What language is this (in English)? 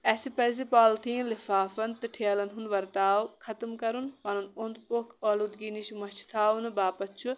Kashmiri